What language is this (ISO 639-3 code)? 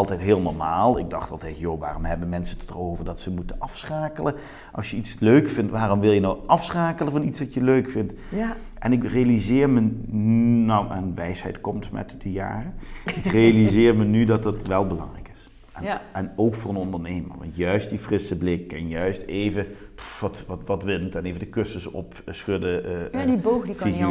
nld